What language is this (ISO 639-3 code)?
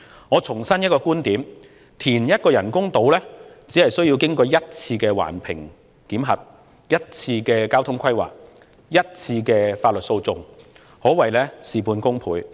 yue